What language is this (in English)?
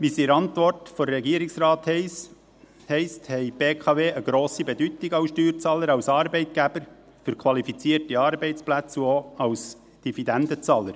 Swiss German